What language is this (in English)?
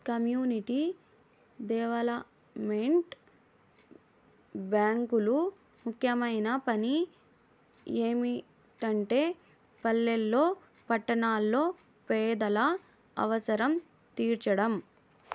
Telugu